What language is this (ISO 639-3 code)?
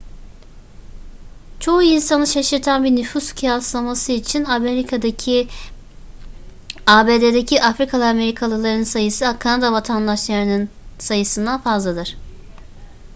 tur